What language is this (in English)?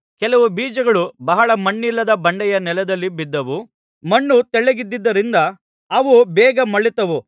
Kannada